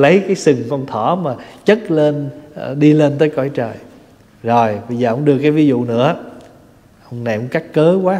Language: Vietnamese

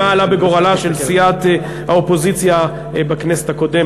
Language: Hebrew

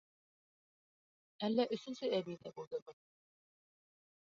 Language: Bashkir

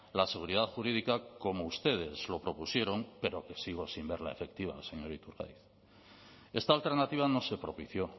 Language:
Spanish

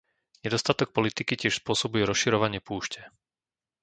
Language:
Slovak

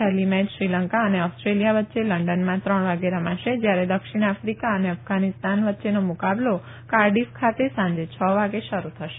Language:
Gujarati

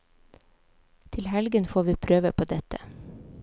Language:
Norwegian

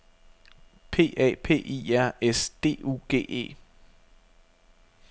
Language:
Danish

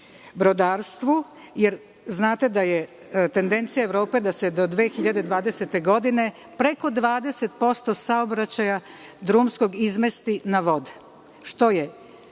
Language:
Serbian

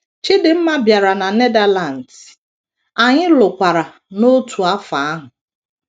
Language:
Igbo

